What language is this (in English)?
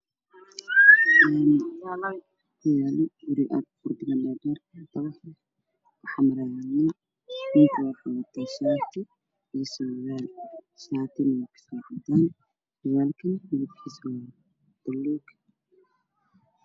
Somali